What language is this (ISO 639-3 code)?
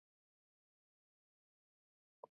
cat